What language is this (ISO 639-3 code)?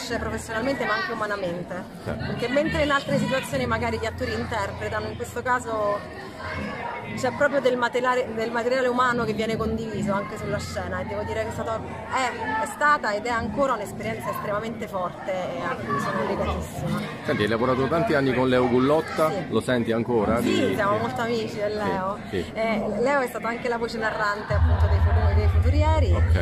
ita